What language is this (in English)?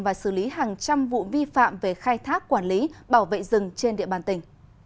Vietnamese